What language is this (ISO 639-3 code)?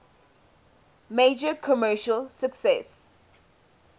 eng